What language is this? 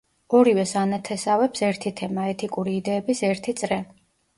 Georgian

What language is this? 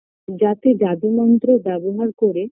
Bangla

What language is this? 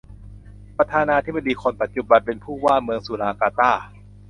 Thai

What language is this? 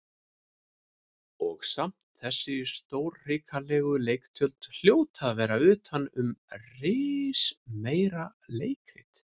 Icelandic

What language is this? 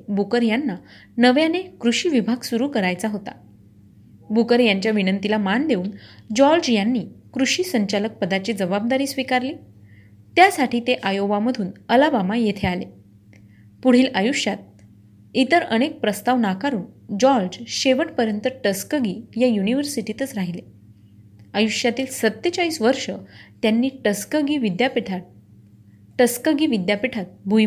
Marathi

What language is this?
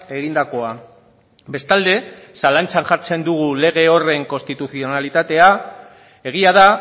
Basque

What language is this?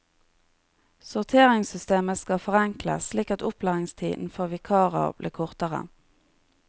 Norwegian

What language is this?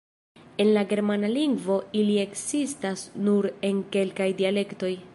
Esperanto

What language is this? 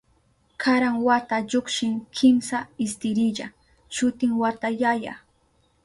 Southern Pastaza Quechua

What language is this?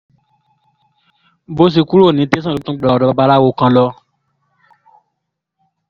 Yoruba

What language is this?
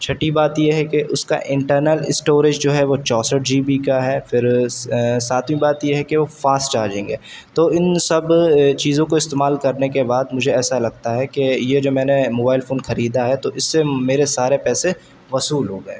Urdu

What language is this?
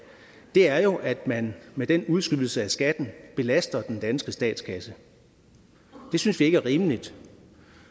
Danish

